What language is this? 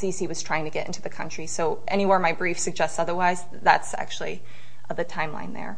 English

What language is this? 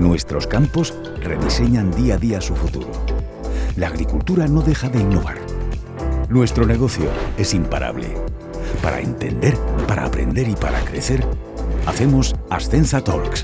Spanish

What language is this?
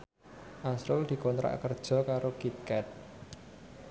Javanese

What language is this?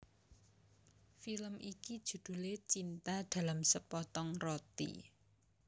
Javanese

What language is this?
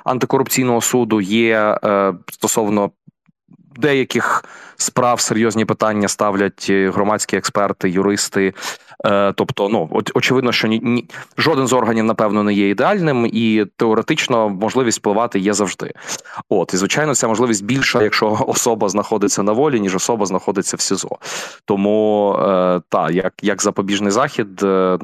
Ukrainian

